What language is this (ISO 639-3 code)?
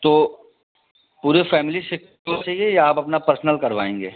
hin